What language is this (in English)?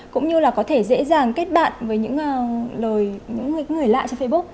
Vietnamese